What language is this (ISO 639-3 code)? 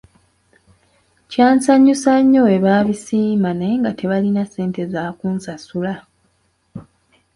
lug